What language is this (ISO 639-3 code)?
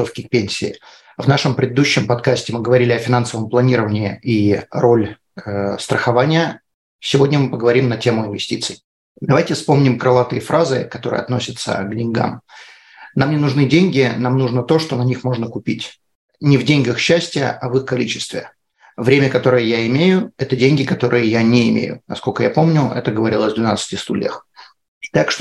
rus